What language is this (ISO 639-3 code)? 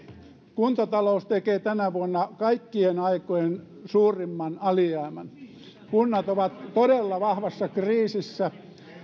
fin